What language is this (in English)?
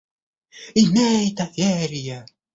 Russian